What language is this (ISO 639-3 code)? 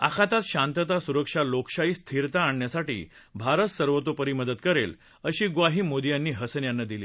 mar